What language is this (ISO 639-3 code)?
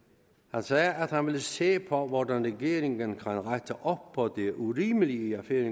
dan